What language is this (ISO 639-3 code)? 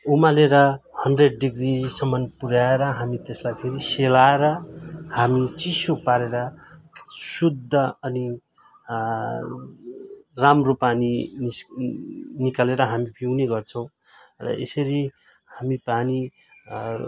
nep